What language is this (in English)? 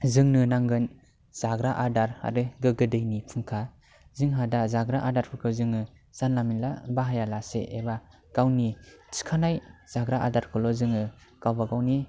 Bodo